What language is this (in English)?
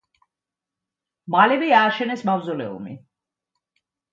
Georgian